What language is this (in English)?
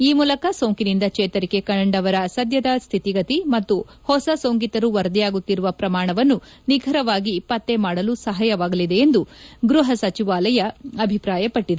Kannada